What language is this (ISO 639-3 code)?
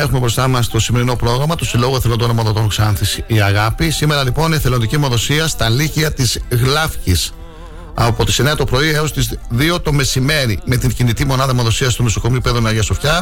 ell